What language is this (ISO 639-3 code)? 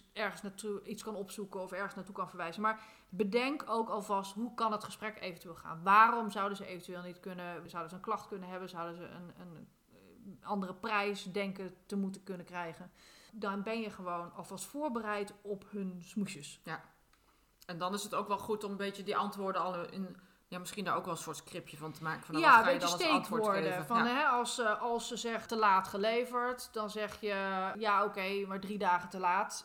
nld